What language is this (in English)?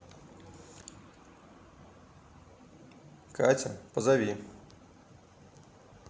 Russian